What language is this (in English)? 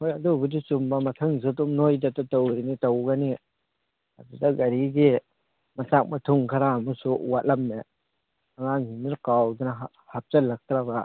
Manipuri